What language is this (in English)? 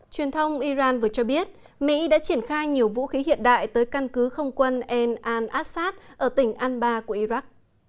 Vietnamese